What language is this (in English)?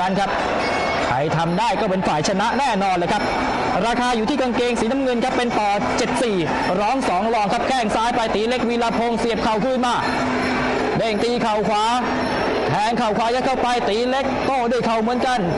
Thai